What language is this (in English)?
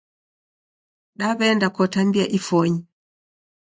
Taita